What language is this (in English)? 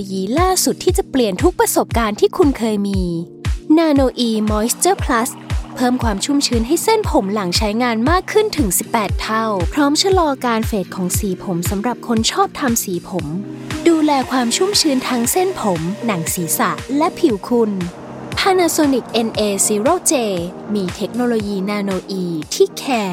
Thai